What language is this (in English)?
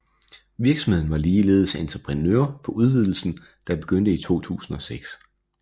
Danish